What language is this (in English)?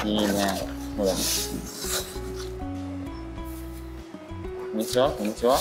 Japanese